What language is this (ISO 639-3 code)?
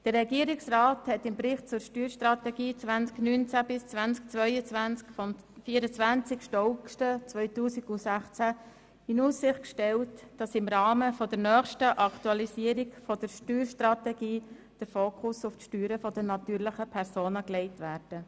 gsw